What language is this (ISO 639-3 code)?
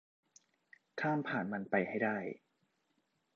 tha